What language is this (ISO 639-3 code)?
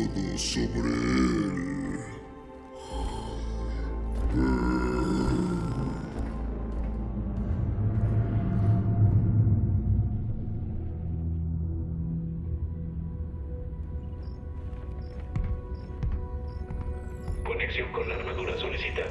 spa